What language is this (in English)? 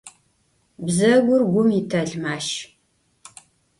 Adyghe